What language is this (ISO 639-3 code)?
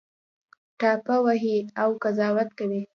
pus